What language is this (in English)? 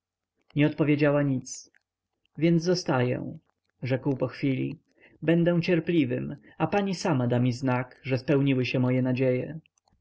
Polish